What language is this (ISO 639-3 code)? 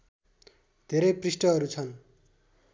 nep